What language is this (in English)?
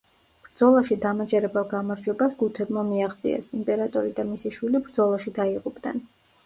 Georgian